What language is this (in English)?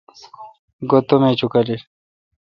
Kalkoti